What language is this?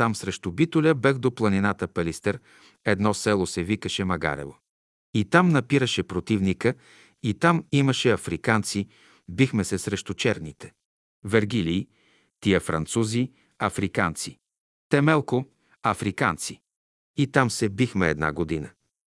Bulgarian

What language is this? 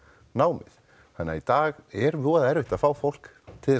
Icelandic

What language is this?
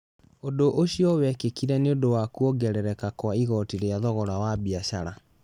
Kikuyu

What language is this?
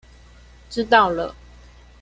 Chinese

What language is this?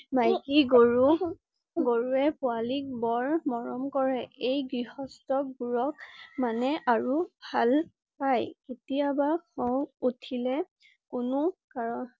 Assamese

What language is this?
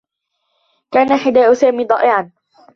Arabic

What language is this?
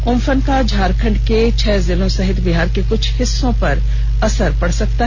Hindi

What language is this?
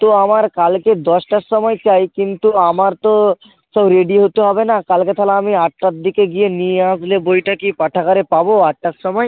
Bangla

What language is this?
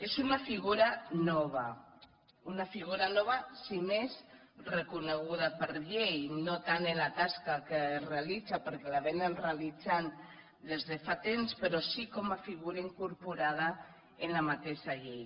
Catalan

